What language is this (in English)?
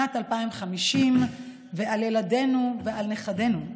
Hebrew